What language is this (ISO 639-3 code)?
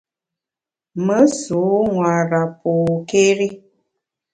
bax